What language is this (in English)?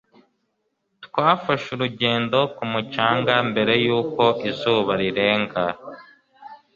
Kinyarwanda